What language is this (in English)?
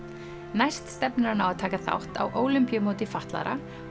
Icelandic